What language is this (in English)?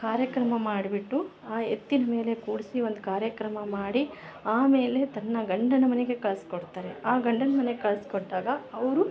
Kannada